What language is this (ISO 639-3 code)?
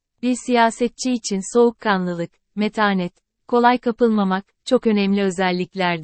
tur